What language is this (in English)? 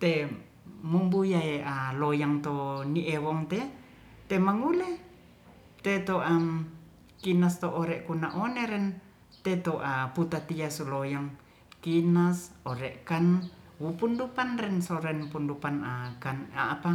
Ratahan